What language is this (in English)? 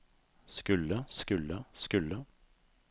Norwegian